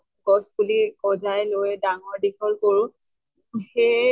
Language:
Assamese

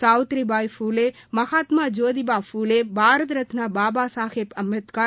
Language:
Tamil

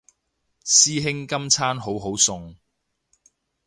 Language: Cantonese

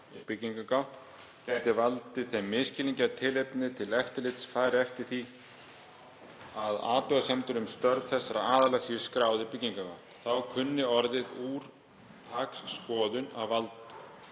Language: Icelandic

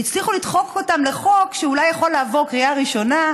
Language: Hebrew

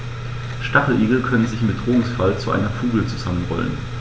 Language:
German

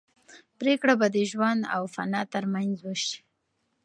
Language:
Pashto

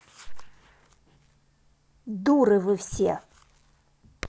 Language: Russian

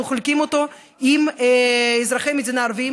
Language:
Hebrew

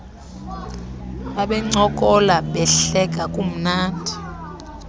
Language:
Xhosa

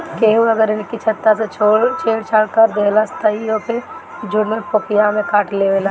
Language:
Bhojpuri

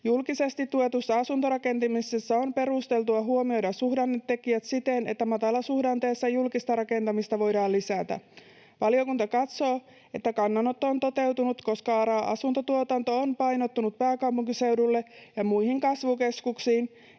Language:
Finnish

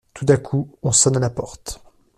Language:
French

